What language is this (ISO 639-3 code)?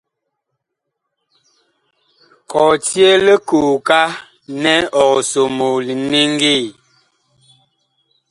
bkh